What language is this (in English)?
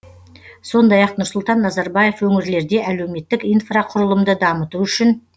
Kazakh